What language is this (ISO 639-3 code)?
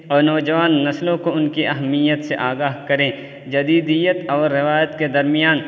urd